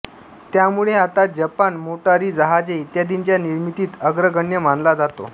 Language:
Marathi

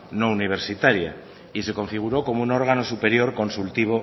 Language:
Spanish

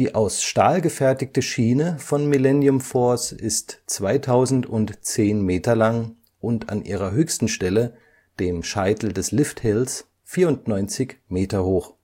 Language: German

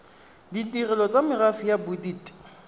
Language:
Tswana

